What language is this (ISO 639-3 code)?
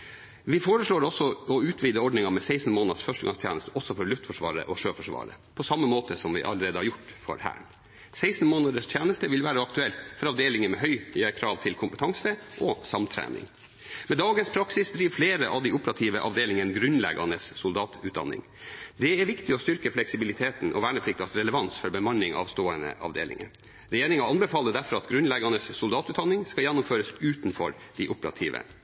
nob